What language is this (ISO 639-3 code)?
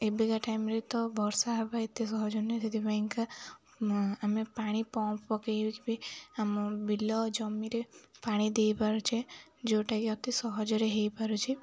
ori